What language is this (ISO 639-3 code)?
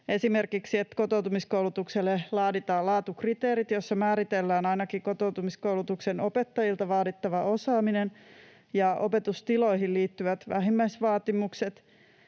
fin